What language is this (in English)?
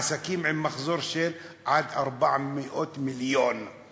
Hebrew